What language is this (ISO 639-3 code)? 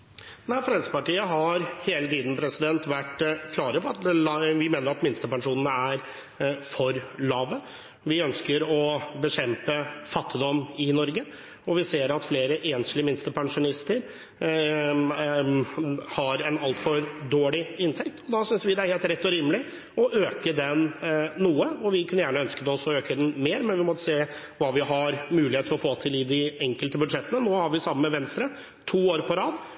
nor